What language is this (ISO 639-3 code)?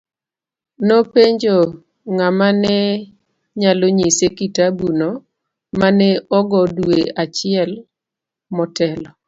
luo